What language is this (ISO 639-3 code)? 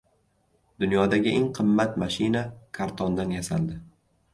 uzb